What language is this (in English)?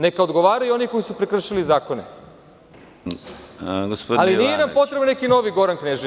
Serbian